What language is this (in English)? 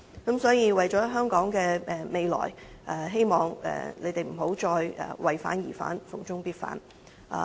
Cantonese